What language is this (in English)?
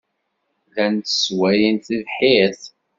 Kabyle